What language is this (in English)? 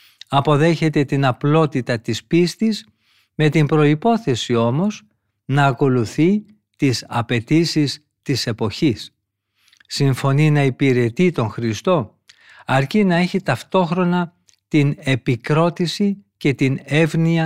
Greek